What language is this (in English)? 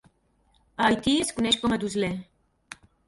Catalan